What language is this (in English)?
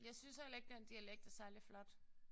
Danish